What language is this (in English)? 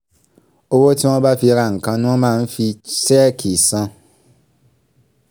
Yoruba